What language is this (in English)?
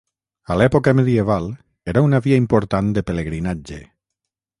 Catalan